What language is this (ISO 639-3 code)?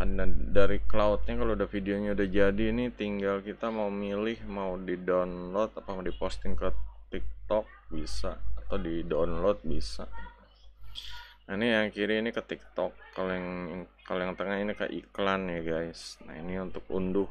ind